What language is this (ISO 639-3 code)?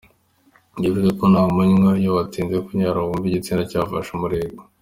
kin